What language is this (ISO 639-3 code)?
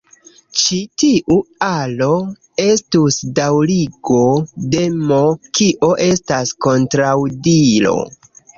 epo